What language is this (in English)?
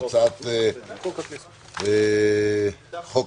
Hebrew